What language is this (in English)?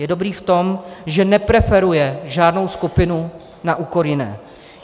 Czech